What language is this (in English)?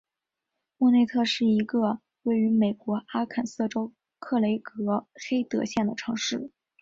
Chinese